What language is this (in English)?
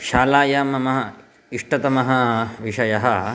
Sanskrit